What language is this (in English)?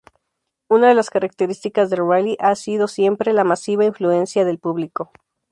Spanish